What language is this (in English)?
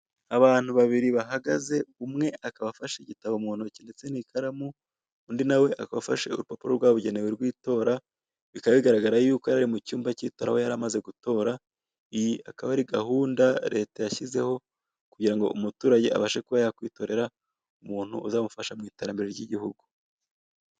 Kinyarwanda